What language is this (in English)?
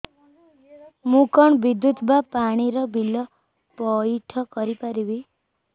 Odia